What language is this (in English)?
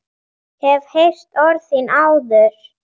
Icelandic